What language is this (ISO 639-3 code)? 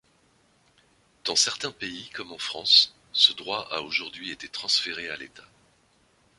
fra